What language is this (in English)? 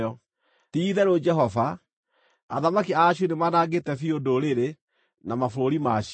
Kikuyu